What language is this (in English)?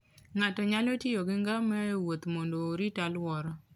Luo (Kenya and Tanzania)